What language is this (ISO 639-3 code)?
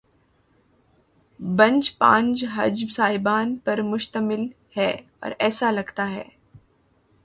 urd